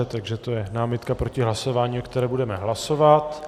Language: Czech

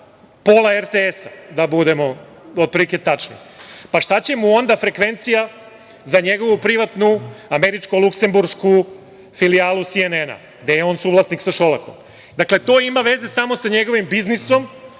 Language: Serbian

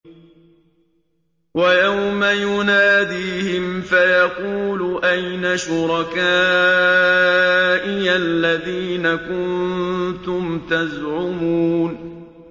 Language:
Arabic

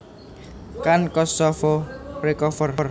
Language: Javanese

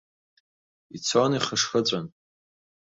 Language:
Abkhazian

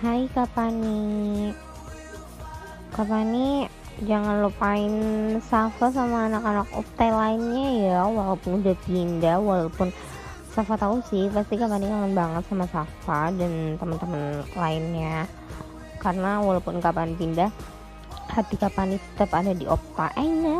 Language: Indonesian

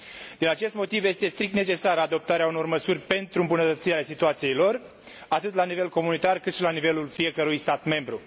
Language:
Romanian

